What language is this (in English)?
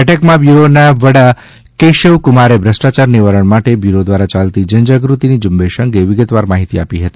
Gujarati